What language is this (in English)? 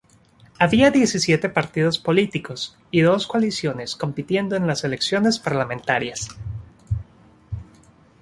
Spanish